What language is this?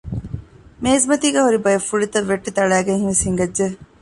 Divehi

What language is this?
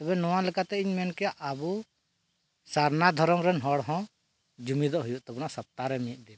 Santali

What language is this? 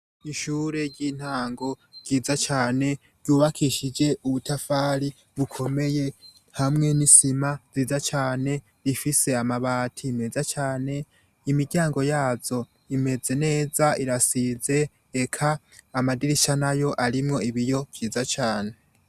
Rundi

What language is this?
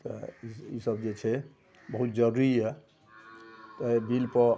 Maithili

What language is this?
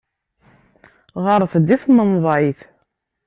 Kabyle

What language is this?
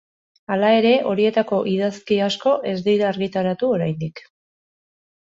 Basque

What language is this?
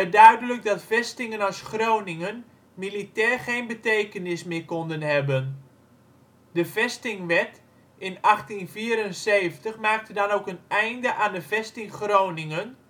Dutch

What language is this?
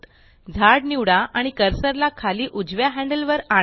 Marathi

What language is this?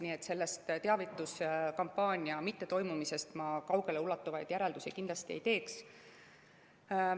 Estonian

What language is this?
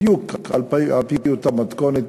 Hebrew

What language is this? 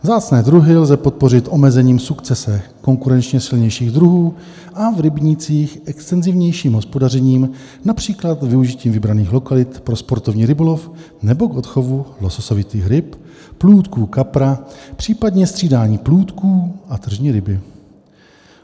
Czech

